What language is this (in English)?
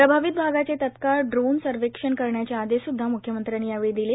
Marathi